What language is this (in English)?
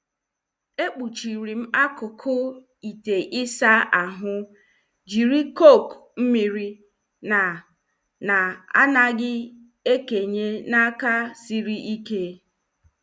Igbo